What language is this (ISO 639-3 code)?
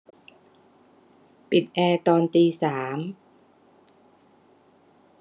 tha